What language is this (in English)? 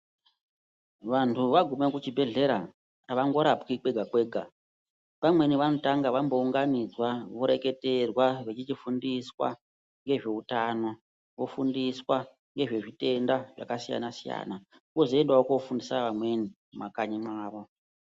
Ndau